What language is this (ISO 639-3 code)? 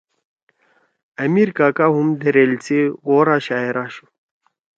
trw